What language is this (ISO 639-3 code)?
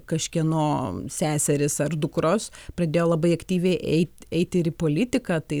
lit